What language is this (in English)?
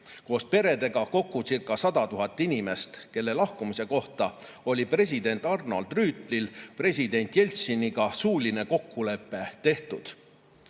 Estonian